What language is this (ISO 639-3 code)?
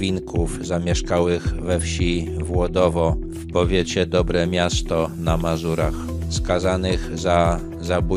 pol